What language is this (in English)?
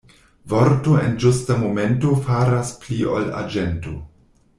Esperanto